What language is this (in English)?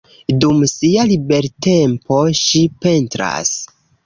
Esperanto